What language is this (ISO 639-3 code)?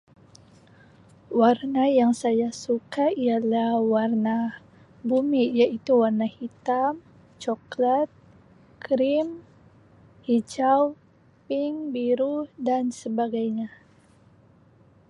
msi